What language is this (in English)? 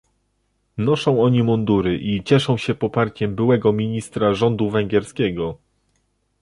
Polish